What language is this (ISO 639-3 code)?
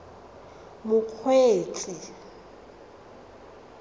tsn